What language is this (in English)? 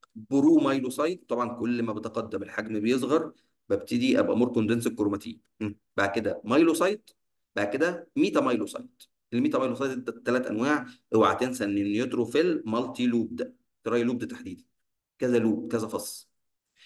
Arabic